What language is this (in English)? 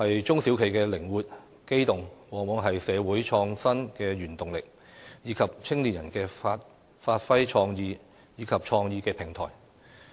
Cantonese